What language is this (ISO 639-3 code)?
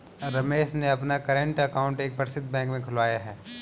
hin